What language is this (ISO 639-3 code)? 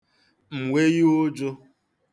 ibo